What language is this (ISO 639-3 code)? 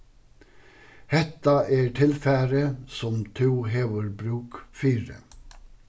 fao